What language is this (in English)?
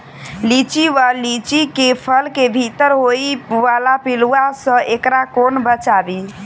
Maithili